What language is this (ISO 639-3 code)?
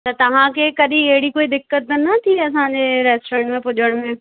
snd